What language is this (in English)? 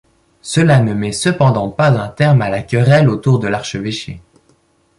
French